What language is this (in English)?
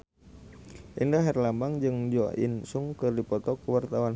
Sundanese